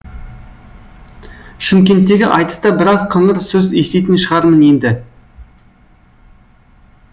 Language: Kazakh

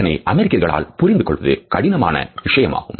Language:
Tamil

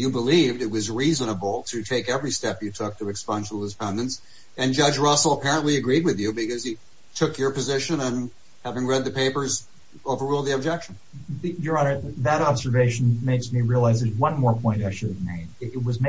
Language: English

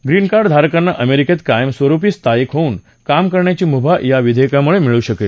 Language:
Marathi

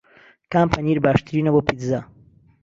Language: Central Kurdish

